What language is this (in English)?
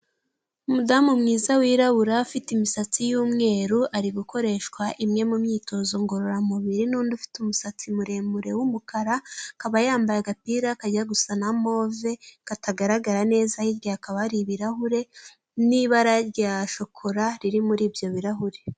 Kinyarwanda